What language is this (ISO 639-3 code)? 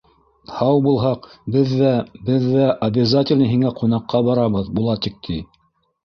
bak